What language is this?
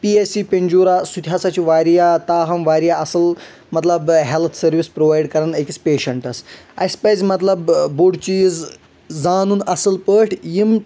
Kashmiri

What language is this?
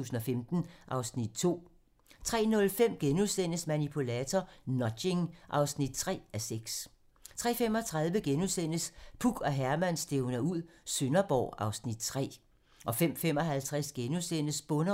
Danish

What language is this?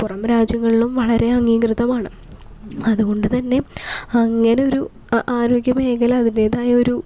Malayalam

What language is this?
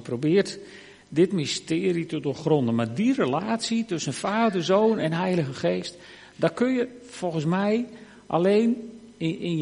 Dutch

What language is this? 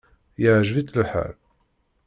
Kabyle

